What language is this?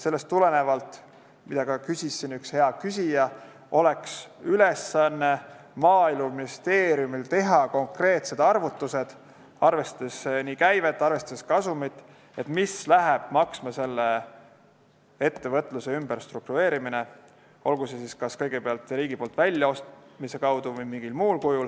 Estonian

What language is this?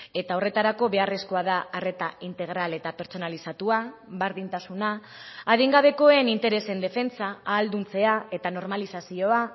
Basque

